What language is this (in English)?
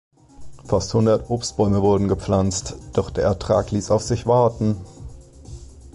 German